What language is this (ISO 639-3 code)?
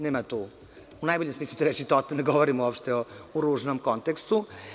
srp